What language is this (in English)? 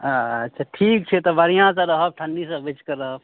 Maithili